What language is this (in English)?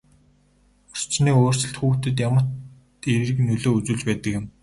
Mongolian